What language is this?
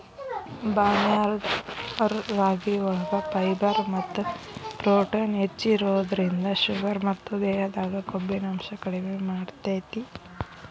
Kannada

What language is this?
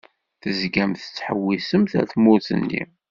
Kabyle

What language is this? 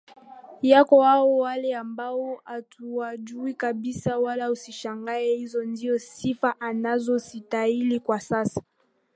Swahili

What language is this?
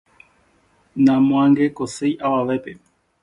Guarani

